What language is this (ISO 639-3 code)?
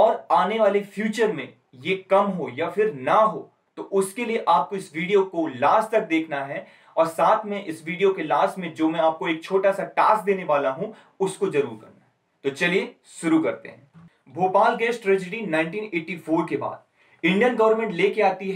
hin